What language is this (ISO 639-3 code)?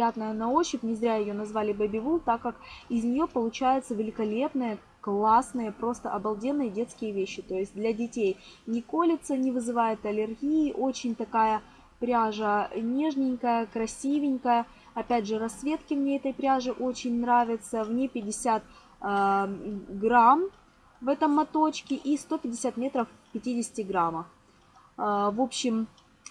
rus